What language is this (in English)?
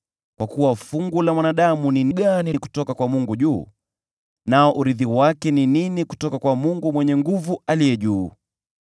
Swahili